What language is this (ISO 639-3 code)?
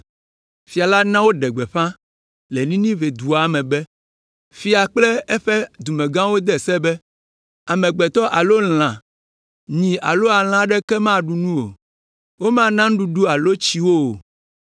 ewe